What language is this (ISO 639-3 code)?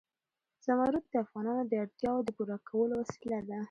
pus